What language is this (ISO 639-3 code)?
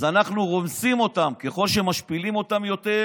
heb